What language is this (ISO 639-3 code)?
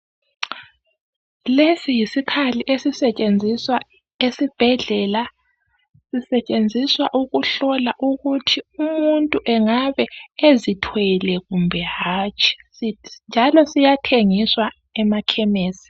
nde